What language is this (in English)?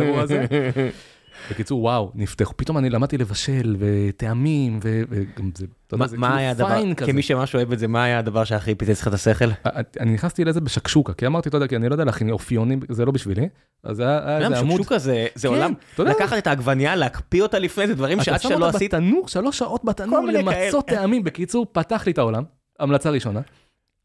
Hebrew